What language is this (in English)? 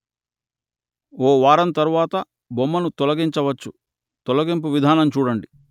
Telugu